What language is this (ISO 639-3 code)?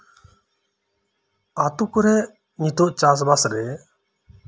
sat